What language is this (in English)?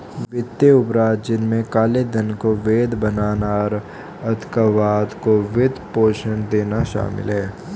Hindi